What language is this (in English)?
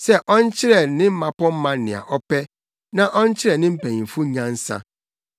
Akan